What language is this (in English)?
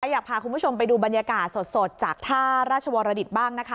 Thai